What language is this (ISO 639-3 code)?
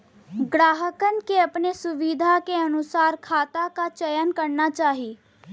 bho